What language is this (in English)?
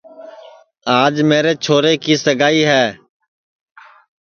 Sansi